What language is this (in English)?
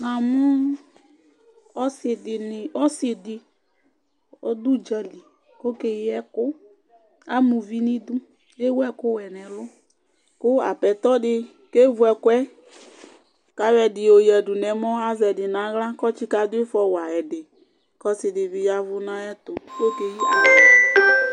Ikposo